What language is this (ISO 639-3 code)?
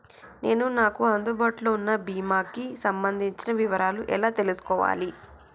tel